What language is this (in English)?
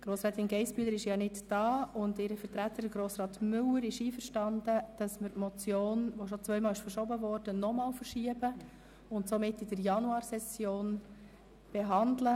Swiss German